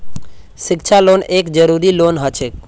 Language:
Magahi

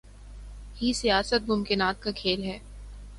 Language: Urdu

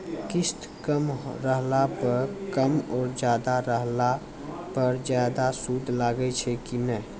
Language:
Maithili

